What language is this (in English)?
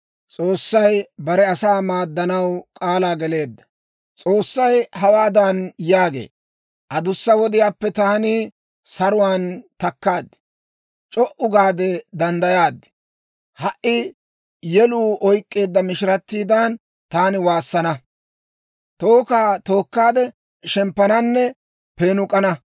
Dawro